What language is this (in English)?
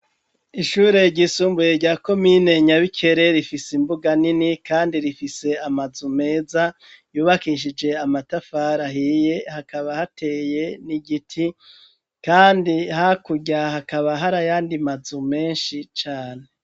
Rundi